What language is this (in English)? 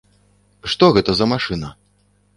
Belarusian